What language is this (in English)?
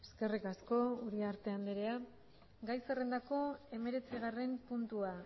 Basque